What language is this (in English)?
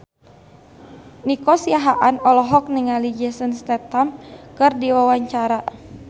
Sundanese